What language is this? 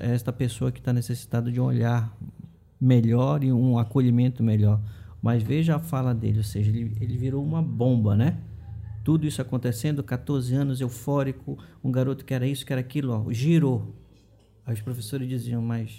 Portuguese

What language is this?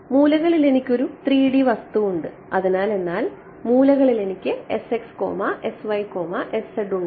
Malayalam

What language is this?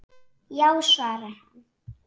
Icelandic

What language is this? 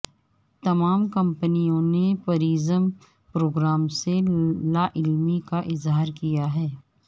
Urdu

